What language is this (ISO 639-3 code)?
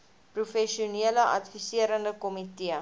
afr